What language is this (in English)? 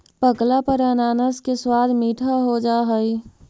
Magahi